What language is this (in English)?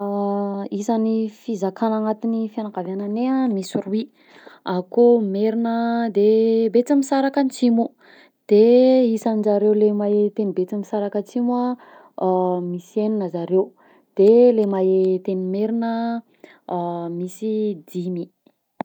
Southern Betsimisaraka Malagasy